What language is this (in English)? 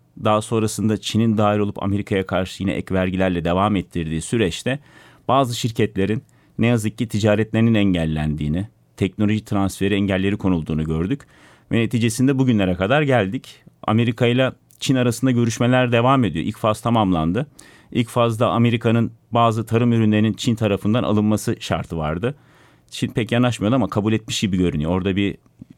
Turkish